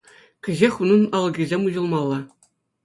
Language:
Chuvash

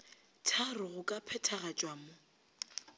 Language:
Northern Sotho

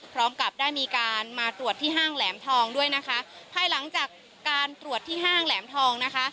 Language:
Thai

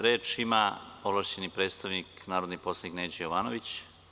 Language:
Serbian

